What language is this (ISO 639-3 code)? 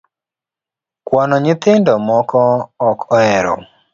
luo